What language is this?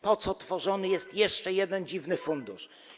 Polish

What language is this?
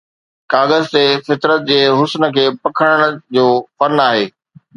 Sindhi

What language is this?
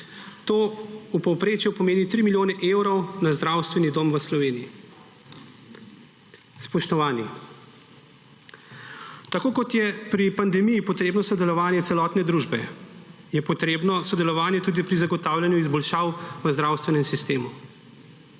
Slovenian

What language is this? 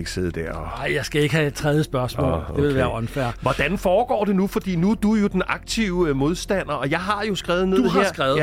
Danish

